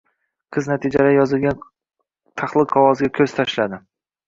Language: Uzbek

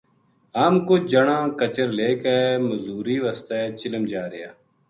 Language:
Gujari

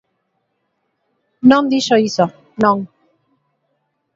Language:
Galician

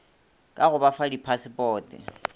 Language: Northern Sotho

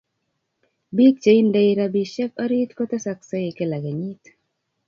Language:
Kalenjin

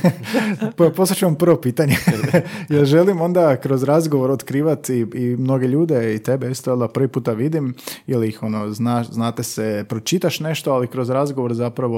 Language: Croatian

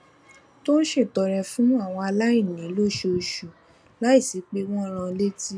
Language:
Yoruba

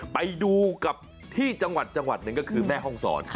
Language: Thai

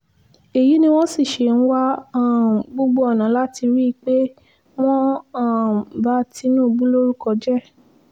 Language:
Yoruba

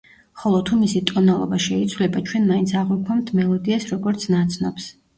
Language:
Georgian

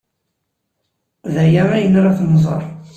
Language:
Kabyle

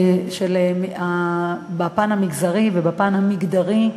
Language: Hebrew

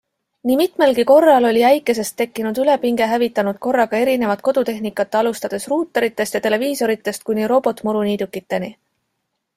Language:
Estonian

